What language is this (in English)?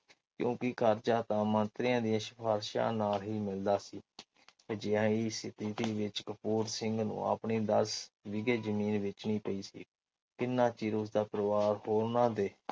Punjabi